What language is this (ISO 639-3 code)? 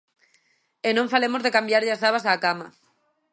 glg